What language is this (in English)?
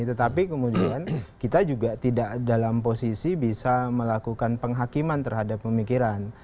Indonesian